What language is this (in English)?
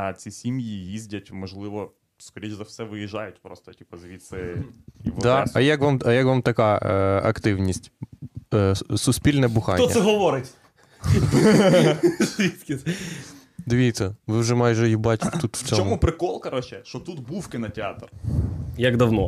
Ukrainian